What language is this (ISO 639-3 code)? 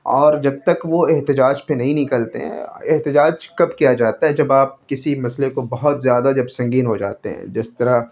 urd